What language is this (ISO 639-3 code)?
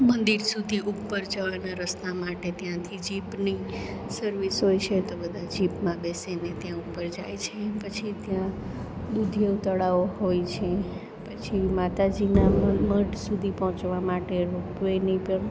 guj